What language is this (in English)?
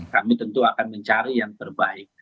Indonesian